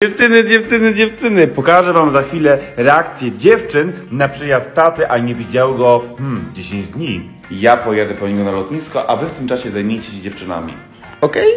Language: Polish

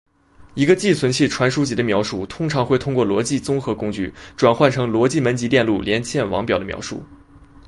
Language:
Chinese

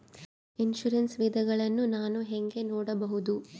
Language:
Kannada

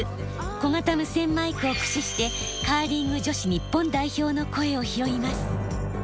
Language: Japanese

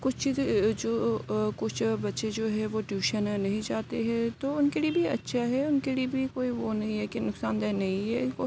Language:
Urdu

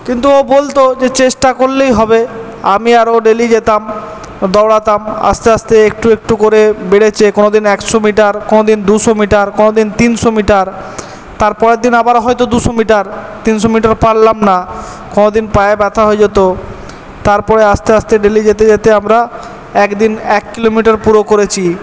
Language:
Bangla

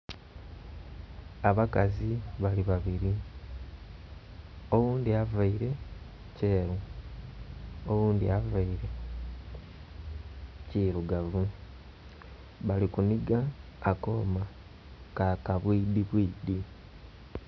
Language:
Soga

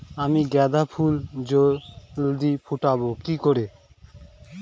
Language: Bangla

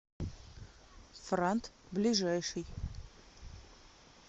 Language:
Russian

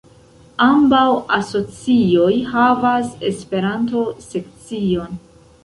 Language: Esperanto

